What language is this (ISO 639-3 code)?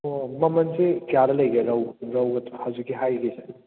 mni